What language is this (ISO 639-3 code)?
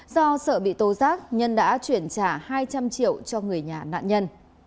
vie